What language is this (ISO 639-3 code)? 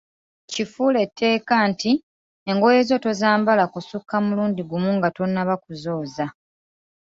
lug